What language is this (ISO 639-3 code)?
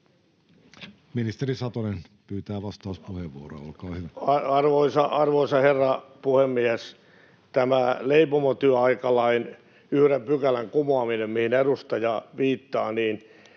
fin